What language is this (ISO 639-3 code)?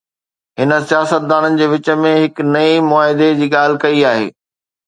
snd